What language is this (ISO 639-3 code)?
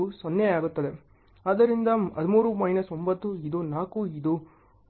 kan